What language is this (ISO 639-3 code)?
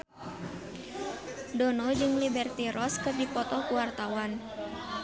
sun